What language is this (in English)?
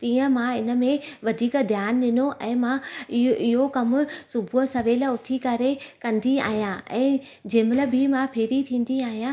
Sindhi